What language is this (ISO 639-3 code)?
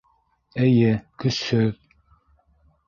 bak